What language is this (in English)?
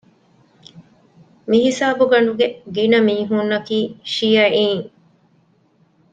Divehi